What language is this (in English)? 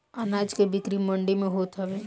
Bhojpuri